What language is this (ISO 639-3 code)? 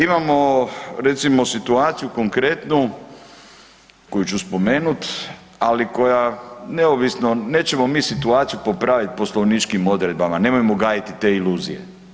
hrv